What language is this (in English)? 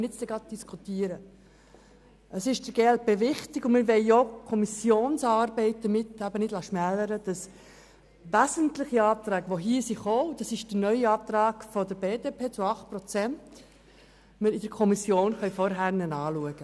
Swiss German